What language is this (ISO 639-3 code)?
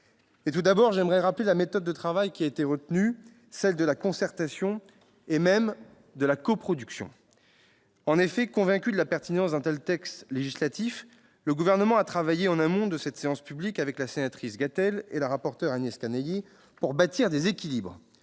fra